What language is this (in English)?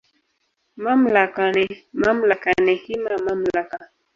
Swahili